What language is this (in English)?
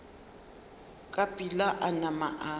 Northern Sotho